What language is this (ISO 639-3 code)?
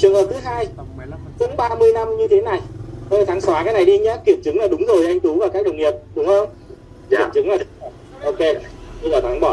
vie